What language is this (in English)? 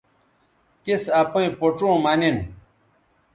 Bateri